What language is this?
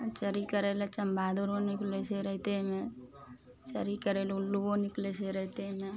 Maithili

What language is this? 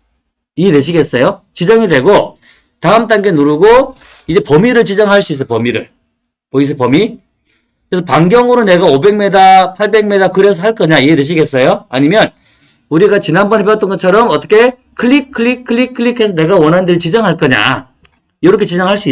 Korean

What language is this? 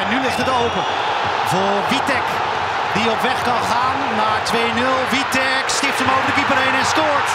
Dutch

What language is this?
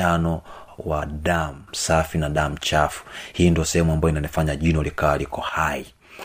Swahili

